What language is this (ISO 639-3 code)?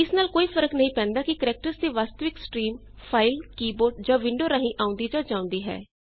pan